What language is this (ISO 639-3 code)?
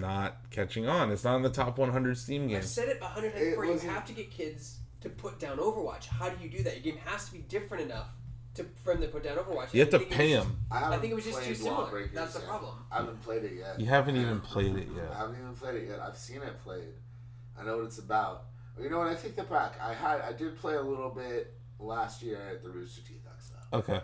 eng